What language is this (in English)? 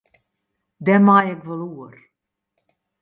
Western Frisian